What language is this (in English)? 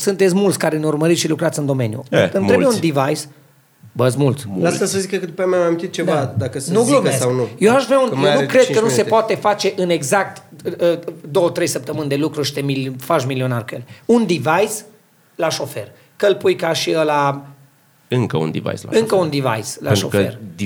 Romanian